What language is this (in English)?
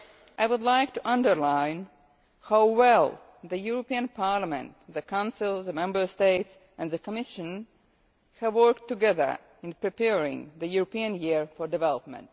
English